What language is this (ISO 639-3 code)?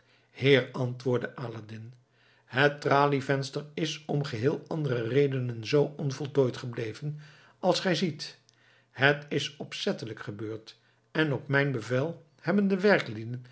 nld